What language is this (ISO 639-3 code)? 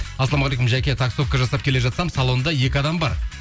kaz